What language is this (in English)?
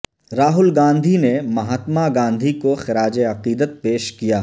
Urdu